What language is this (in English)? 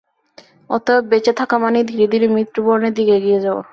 Bangla